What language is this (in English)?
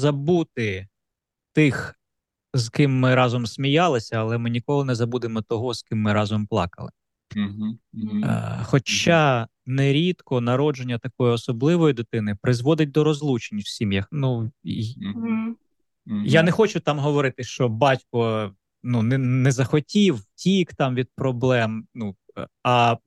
Ukrainian